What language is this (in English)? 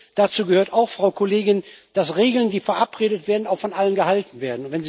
German